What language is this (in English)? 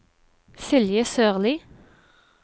Norwegian